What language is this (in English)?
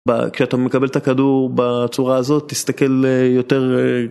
Hebrew